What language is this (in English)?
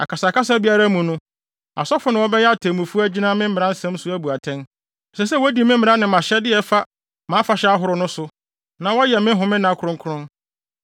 Akan